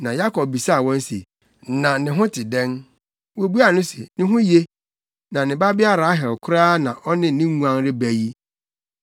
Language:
Akan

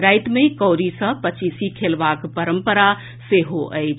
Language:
Maithili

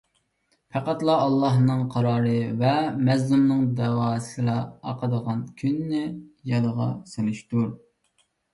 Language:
Uyghur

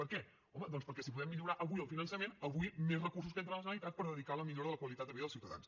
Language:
Catalan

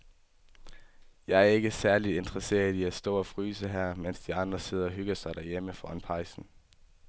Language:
Danish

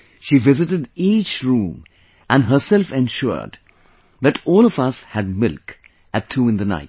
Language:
English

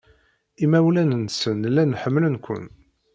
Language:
Kabyle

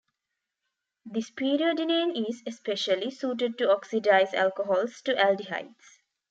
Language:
English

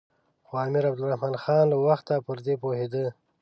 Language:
Pashto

